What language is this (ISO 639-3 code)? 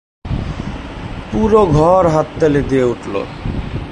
ben